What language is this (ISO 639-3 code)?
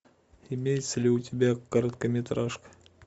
rus